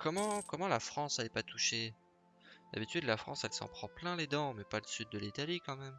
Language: French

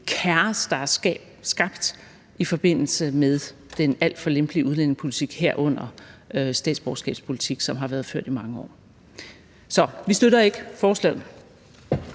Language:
Danish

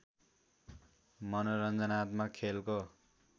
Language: Nepali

